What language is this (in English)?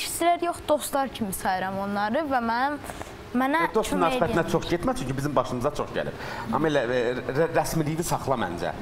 Turkish